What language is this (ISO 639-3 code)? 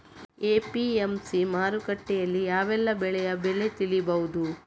kan